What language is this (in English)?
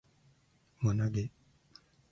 Japanese